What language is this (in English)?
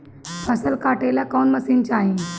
Bhojpuri